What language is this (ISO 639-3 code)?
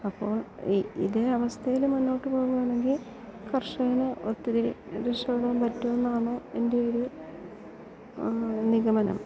mal